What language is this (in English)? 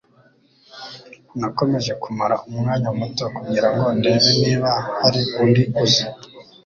Kinyarwanda